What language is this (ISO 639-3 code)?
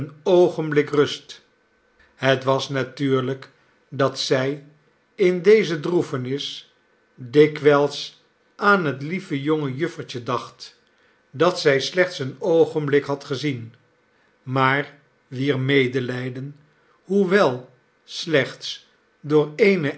nld